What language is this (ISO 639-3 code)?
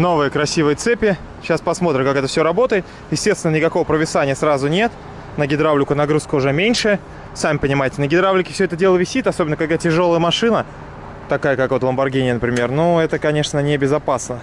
rus